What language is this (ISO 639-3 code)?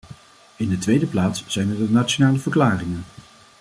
nld